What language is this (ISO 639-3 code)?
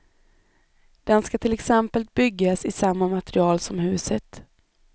swe